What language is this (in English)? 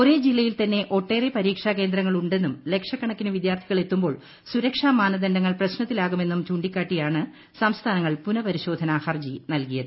Malayalam